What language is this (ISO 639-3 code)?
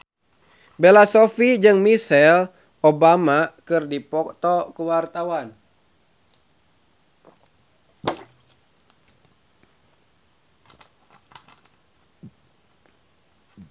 sun